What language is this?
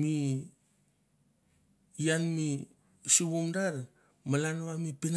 Mandara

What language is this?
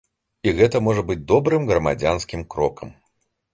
Belarusian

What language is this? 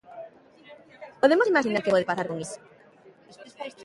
Galician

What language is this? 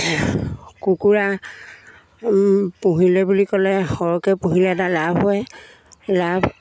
Assamese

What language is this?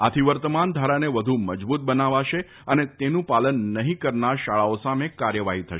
Gujarati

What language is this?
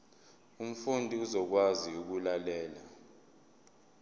Zulu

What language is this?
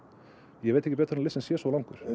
Icelandic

